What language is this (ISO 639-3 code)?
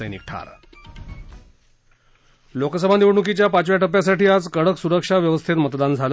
mar